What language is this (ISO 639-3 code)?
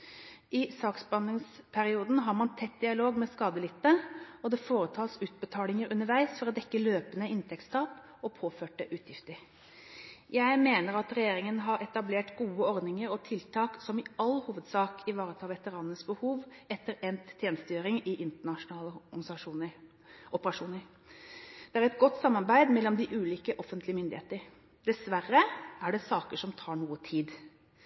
nob